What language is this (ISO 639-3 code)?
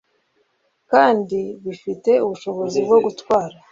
kin